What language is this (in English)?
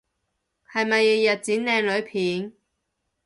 Cantonese